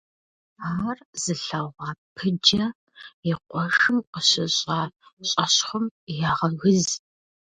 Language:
Kabardian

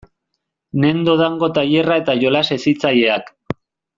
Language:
Basque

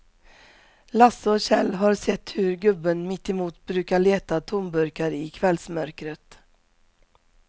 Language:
Swedish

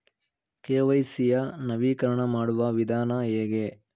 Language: Kannada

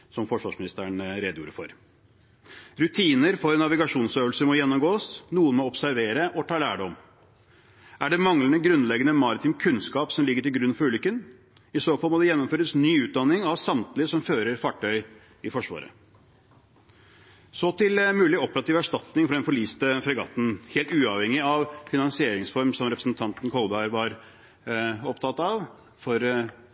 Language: Norwegian Bokmål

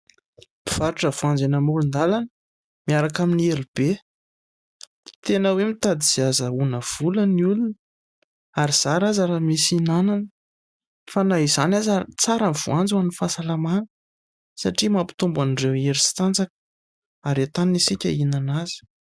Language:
Malagasy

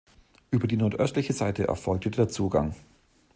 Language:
German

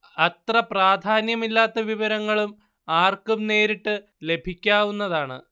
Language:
Malayalam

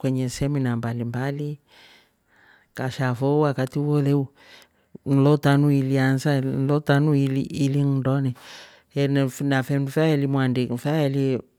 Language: Rombo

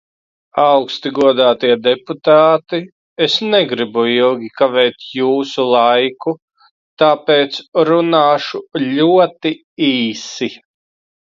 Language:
Latvian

